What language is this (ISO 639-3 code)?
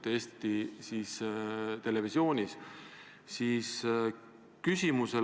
est